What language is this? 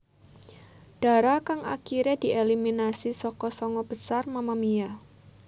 Javanese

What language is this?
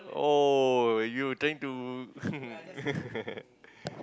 English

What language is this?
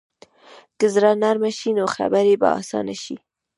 Pashto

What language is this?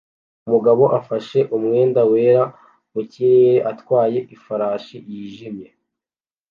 Kinyarwanda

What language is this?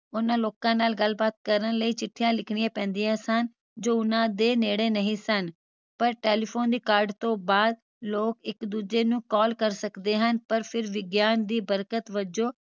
Punjabi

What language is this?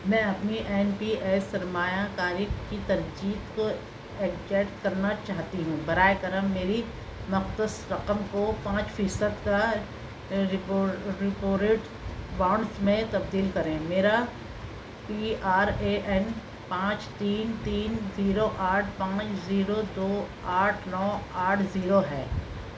Urdu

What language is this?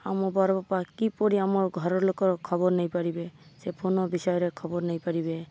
Odia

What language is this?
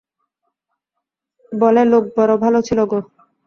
Bangla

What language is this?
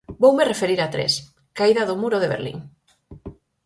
Galician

